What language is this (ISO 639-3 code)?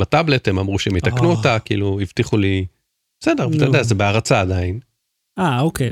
heb